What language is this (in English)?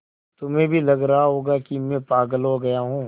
Hindi